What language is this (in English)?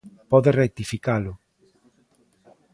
Galician